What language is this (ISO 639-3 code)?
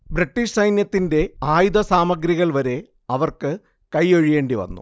mal